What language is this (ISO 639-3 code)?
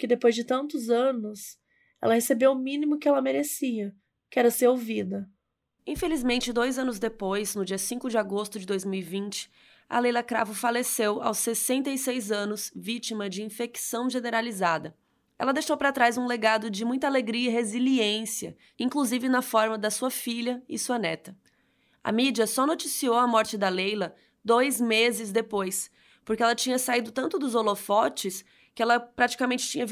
por